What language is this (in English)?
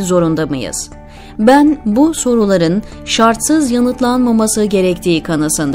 Turkish